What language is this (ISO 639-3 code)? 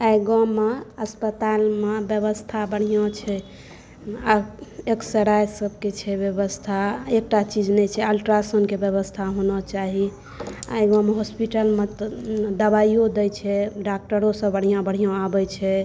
mai